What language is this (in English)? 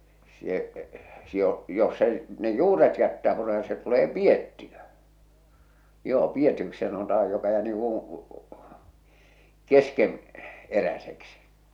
Finnish